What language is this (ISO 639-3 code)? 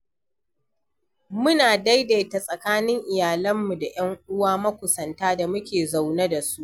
hau